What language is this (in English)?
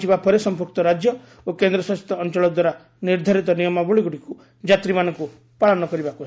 Odia